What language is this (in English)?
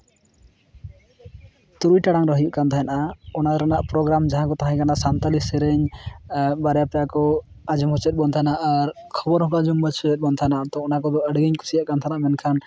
Santali